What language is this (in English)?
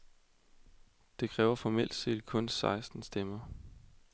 Danish